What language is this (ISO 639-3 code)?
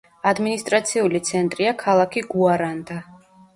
kat